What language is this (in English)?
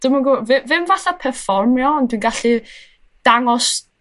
Welsh